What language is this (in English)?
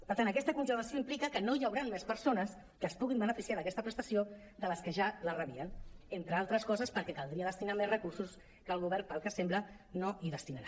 Catalan